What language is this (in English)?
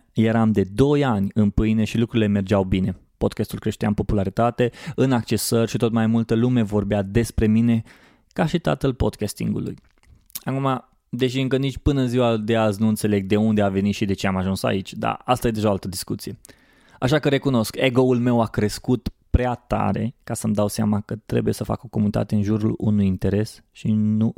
Romanian